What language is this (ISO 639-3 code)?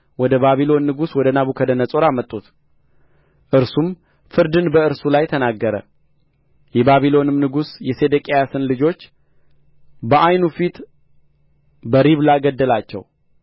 amh